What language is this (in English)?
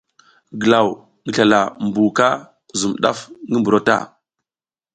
South Giziga